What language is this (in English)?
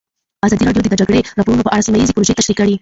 Pashto